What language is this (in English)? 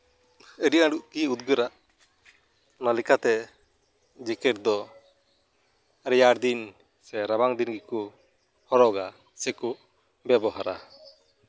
Santali